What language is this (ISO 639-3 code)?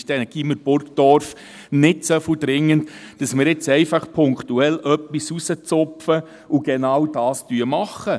gsw